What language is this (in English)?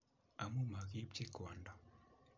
Kalenjin